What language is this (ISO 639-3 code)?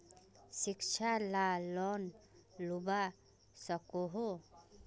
mag